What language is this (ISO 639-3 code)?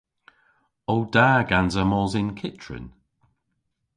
cor